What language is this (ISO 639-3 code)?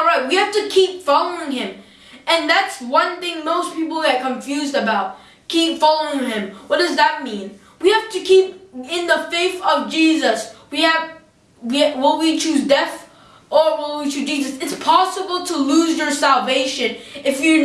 eng